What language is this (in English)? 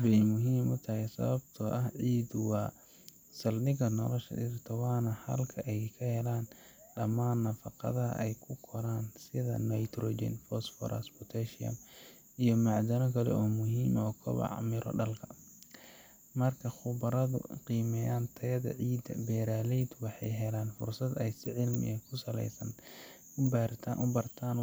Somali